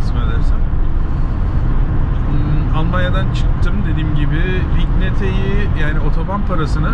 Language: Turkish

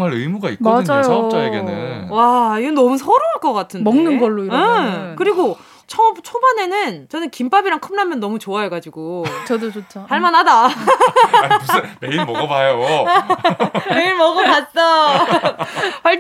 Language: Korean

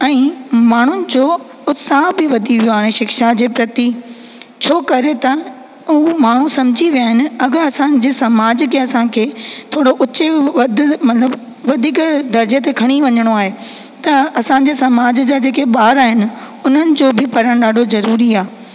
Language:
Sindhi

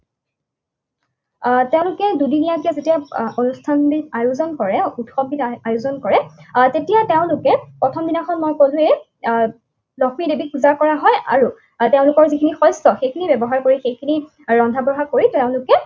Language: Assamese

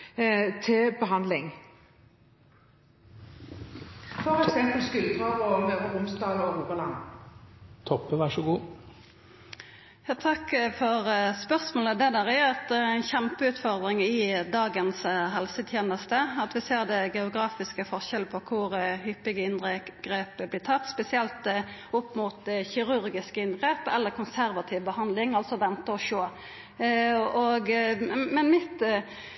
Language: Norwegian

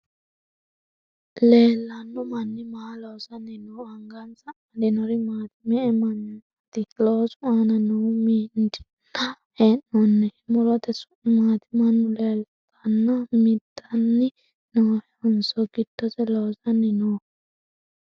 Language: Sidamo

